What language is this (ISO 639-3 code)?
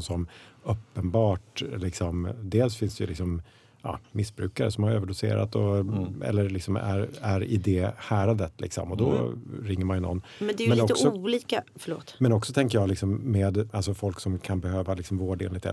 swe